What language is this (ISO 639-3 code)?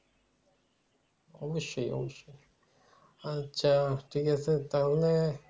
ben